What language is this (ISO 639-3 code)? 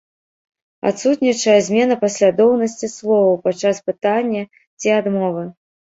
bel